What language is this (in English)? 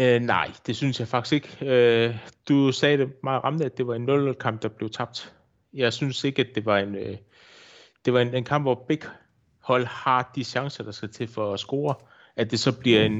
Danish